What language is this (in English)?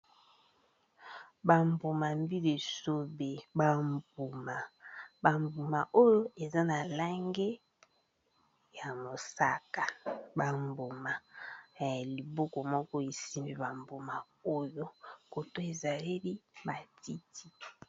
Lingala